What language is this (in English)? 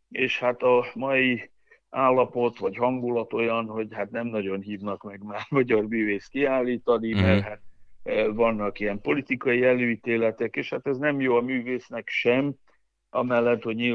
Hungarian